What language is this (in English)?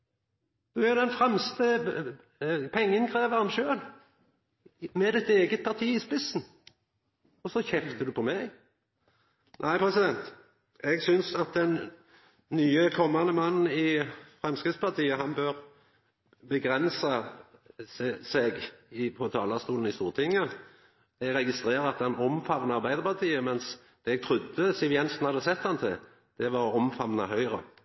Norwegian Nynorsk